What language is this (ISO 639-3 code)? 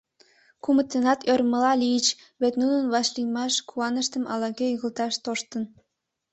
chm